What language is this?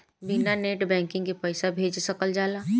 Bhojpuri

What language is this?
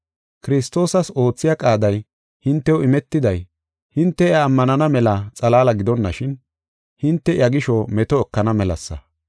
Gofa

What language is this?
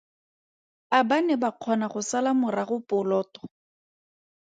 Tswana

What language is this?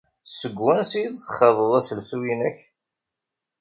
Kabyle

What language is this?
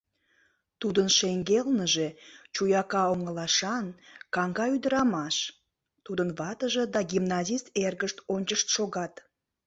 Mari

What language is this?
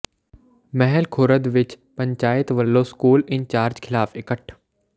Punjabi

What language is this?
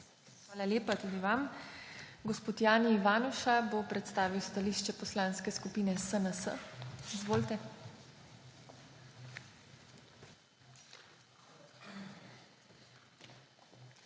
Slovenian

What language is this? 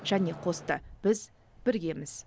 Kazakh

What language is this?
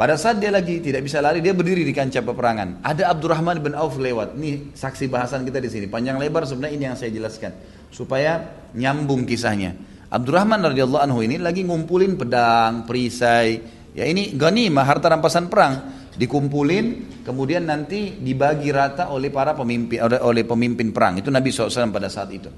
Indonesian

